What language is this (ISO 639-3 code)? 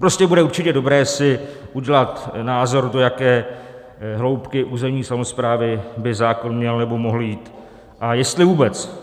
ces